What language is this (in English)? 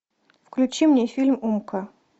Russian